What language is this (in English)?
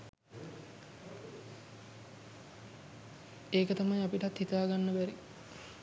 Sinhala